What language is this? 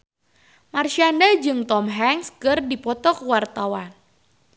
Sundanese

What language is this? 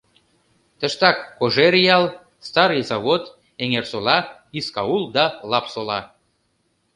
Mari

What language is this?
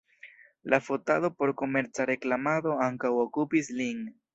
Esperanto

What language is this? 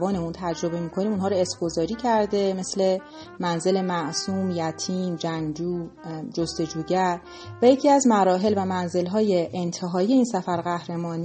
Persian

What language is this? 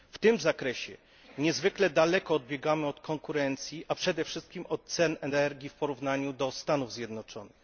Polish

